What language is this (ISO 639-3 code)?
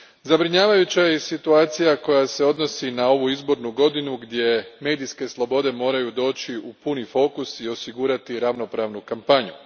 hrv